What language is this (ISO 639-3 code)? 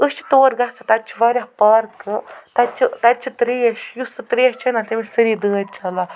kas